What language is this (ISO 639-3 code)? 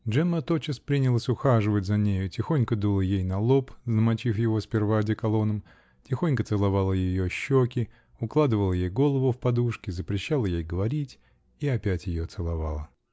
rus